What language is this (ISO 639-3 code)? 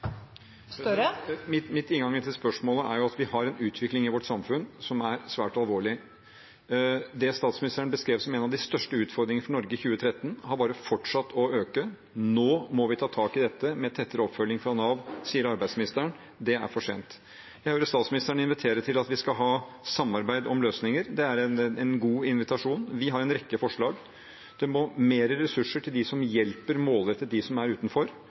nor